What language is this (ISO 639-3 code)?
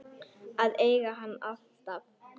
isl